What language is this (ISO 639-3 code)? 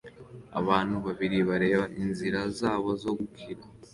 kin